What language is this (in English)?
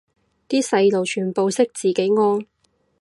Cantonese